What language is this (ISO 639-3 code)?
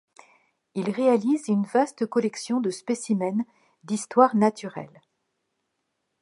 fra